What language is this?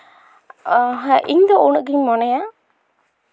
Santali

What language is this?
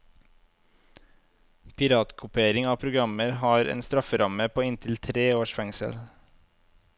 Norwegian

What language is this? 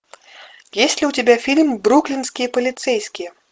Russian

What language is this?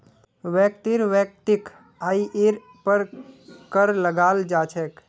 Magahi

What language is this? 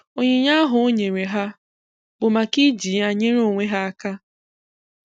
Igbo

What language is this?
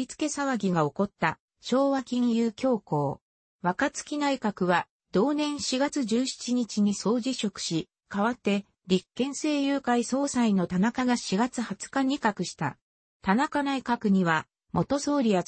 Japanese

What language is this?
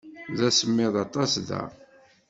Kabyle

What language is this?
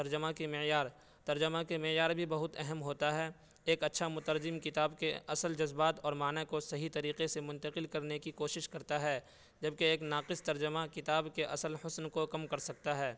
Urdu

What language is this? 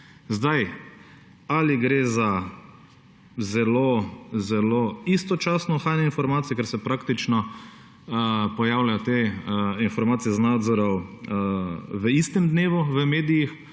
Slovenian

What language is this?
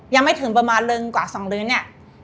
Thai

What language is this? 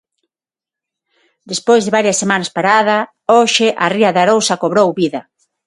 Galician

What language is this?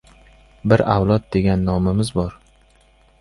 Uzbek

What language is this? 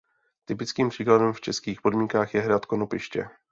Czech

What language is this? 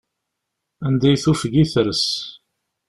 Kabyle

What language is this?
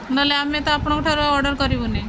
Odia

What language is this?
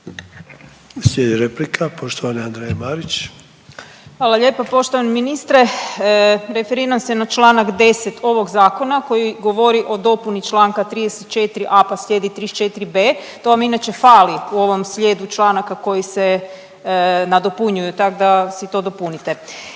Croatian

